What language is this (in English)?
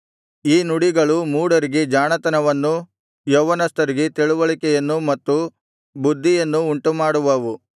Kannada